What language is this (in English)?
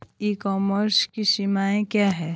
Hindi